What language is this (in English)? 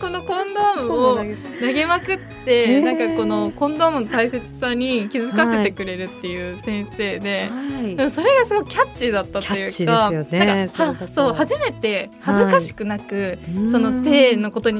Japanese